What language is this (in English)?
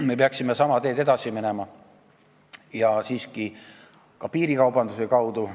Estonian